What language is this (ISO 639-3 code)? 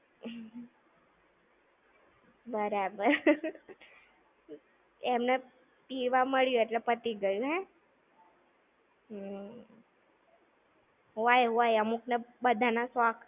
guj